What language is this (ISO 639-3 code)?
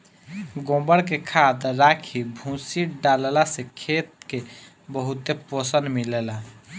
bho